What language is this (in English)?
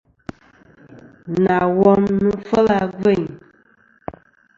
Kom